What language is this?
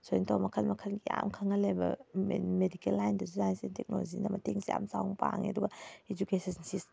Manipuri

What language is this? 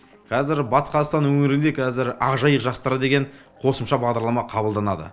Kazakh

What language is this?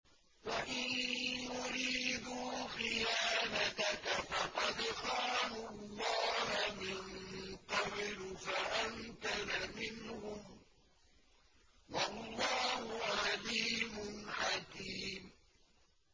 Arabic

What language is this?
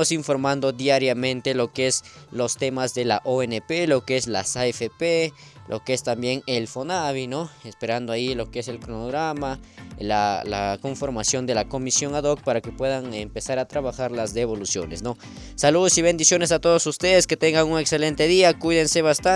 Spanish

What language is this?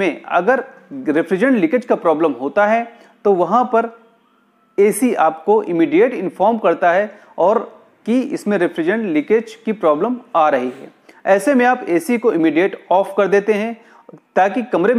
Hindi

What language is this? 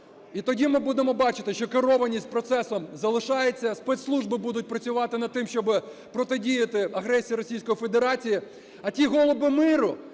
Ukrainian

